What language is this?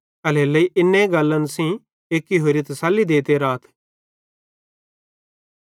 Bhadrawahi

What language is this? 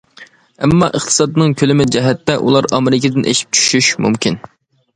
Uyghur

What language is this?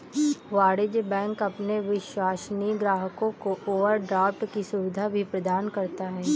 Hindi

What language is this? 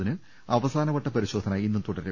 Malayalam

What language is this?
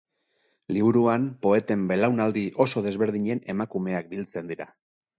Basque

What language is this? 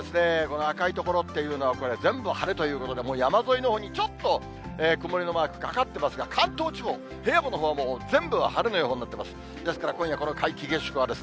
Japanese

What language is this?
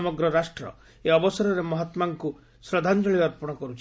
Odia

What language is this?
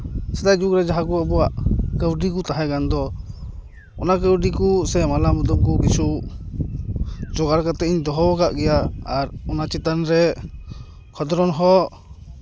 Santali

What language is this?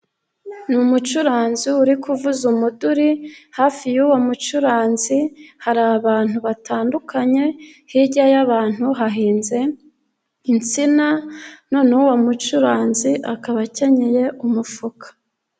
Kinyarwanda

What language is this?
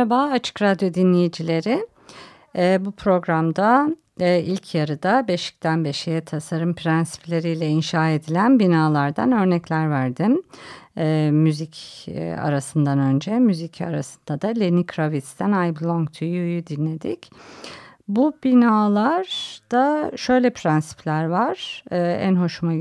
Turkish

